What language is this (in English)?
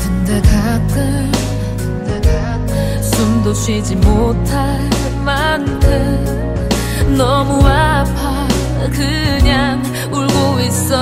Korean